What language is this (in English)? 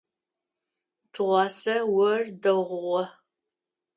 Adyghe